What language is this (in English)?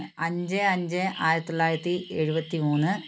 Malayalam